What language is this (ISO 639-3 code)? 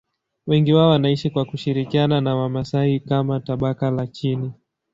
swa